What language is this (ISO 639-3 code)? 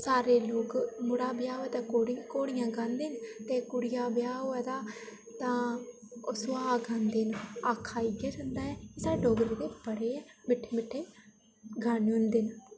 doi